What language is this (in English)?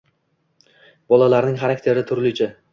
Uzbek